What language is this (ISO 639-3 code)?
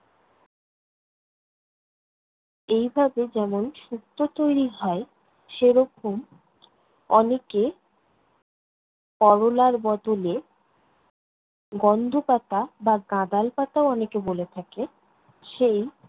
ben